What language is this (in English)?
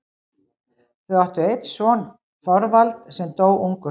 Icelandic